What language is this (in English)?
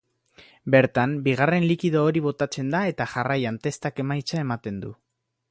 Basque